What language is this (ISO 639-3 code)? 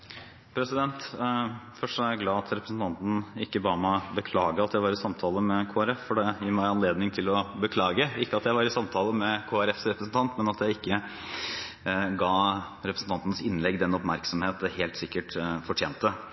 nob